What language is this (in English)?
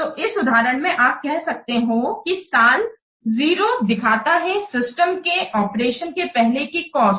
Hindi